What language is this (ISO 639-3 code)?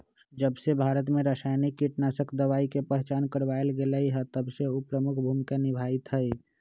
mag